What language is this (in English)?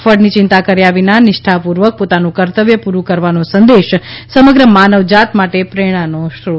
Gujarati